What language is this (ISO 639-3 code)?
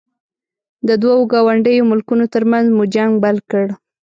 pus